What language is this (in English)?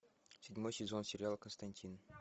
Russian